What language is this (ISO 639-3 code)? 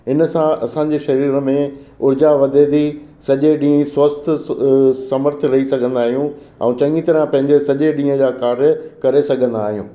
snd